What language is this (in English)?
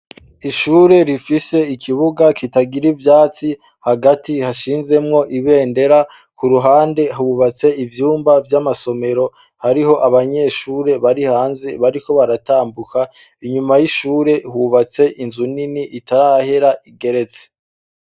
Rundi